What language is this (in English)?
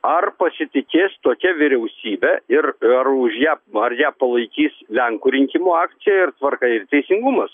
Lithuanian